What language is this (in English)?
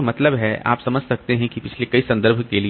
Hindi